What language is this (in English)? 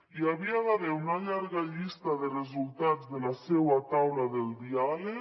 Catalan